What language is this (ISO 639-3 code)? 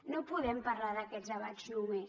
cat